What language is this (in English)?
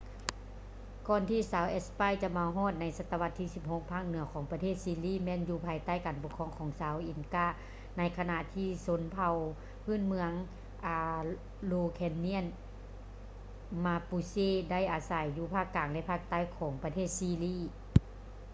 Lao